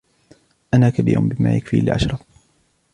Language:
Arabic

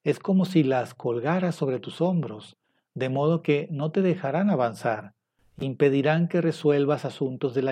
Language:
Spanish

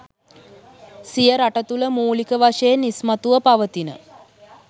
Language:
Sinhala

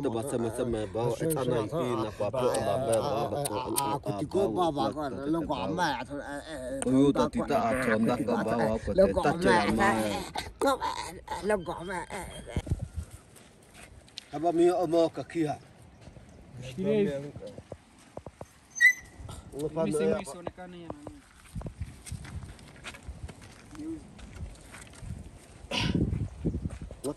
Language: Arabic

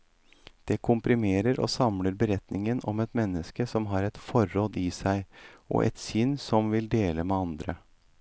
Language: Norwegian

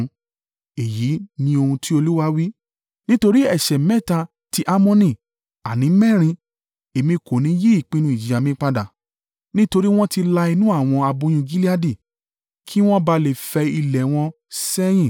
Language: Yoruba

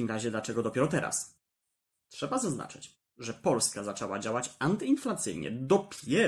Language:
Polish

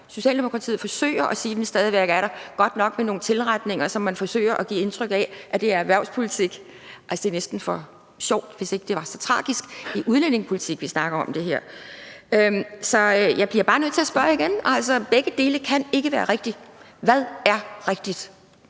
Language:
Danish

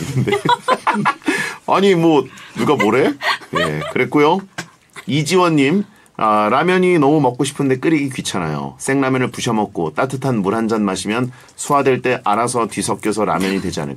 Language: Korean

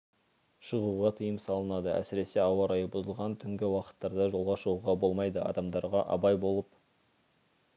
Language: Kazakh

